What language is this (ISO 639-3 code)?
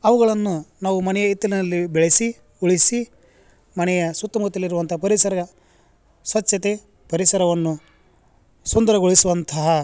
kan